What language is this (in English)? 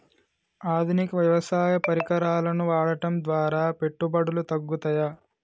Telugu